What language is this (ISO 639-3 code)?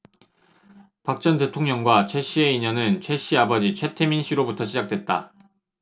kor